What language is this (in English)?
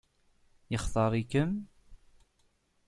Kabyle